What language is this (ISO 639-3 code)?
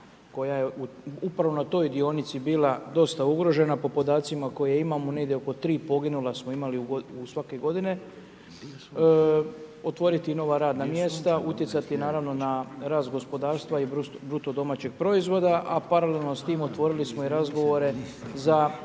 hrv